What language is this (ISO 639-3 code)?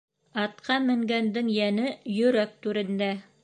bak